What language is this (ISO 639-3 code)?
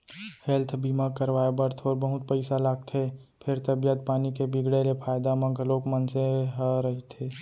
hne